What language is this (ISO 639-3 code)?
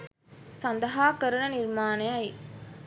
sin